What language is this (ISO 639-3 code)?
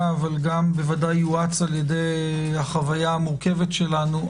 heb